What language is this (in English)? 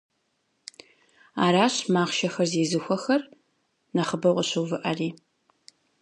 Kabardian